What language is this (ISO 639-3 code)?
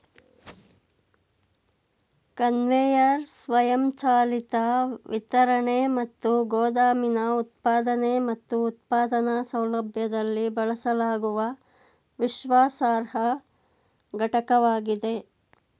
kan